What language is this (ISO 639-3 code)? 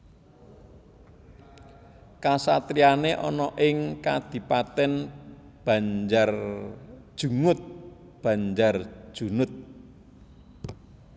jav